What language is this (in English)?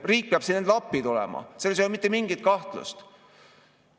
Estonian